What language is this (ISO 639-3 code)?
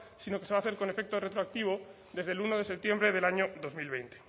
spa